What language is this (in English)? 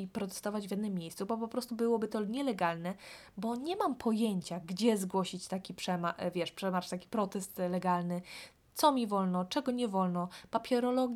Polish